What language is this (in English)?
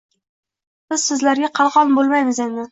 Uzbek